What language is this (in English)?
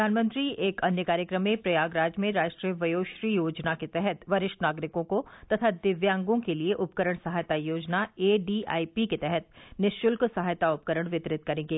Hindi